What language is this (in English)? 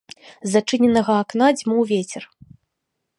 Belarusian